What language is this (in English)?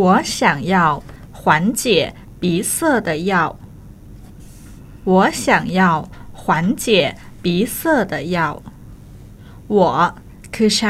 Thai